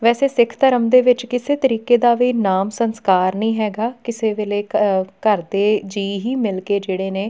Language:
Punjabi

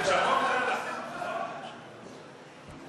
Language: Hebrew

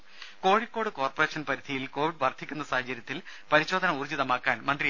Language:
Malayalam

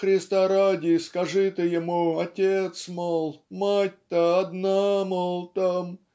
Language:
Russian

